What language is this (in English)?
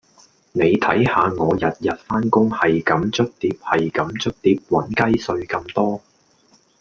Cantonese